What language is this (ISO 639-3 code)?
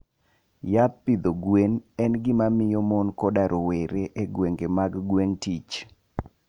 luo